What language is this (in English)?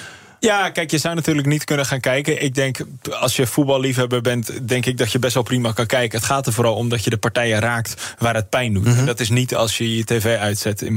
Dutch